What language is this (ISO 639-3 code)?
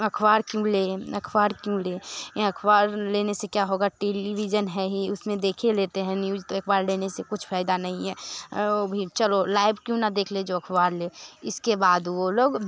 hin